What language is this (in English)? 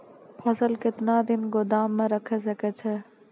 Maithili